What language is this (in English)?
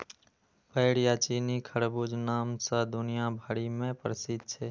Maithili